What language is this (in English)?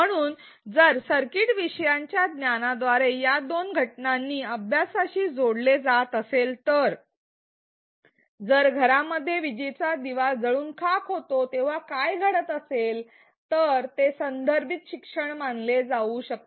Marathi